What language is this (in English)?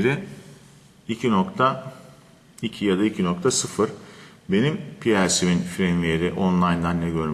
Turkish